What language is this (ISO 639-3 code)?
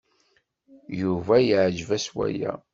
kab